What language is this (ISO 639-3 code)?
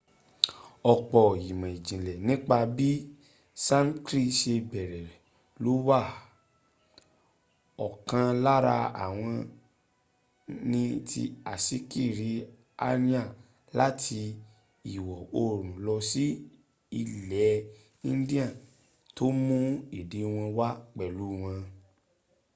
yor